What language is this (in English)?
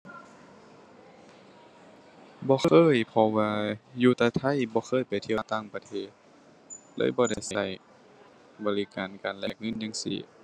Thai